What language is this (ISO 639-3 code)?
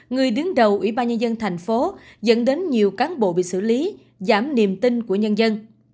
vie